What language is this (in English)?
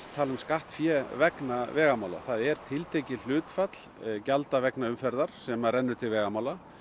Icelandic